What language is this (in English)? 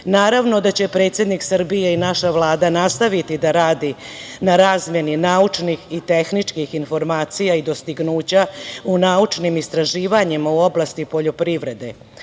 Serbian